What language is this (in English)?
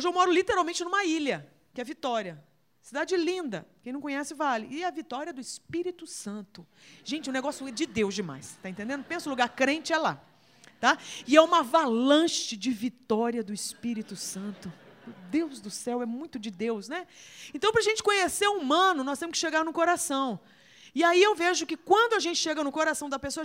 Portuguese